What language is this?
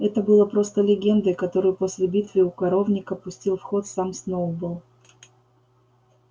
Russian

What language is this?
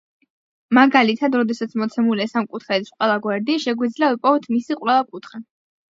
Georgian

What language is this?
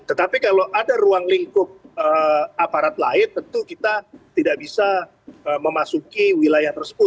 Indonesian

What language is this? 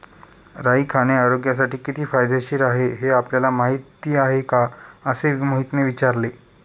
Marathi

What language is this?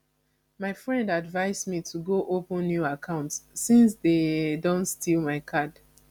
Nigerian Pidgin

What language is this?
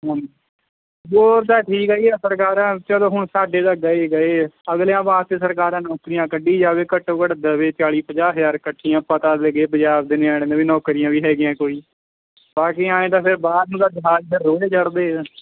Punjabi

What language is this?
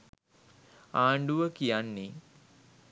Sinhala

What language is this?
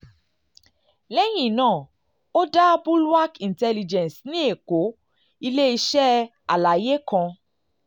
Yoruba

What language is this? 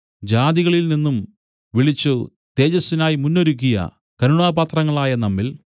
Malayalam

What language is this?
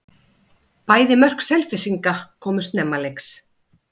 Icelandic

